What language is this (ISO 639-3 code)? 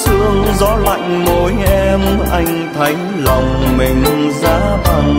vie